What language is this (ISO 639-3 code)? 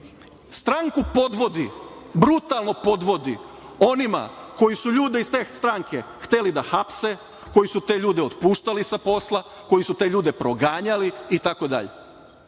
srp